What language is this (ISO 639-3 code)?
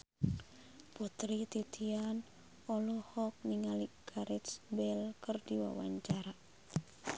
sun